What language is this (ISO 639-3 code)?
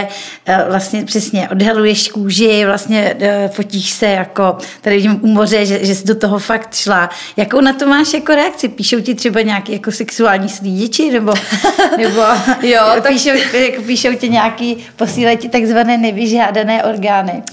ces